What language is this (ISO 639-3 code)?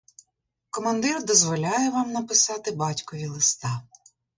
ukr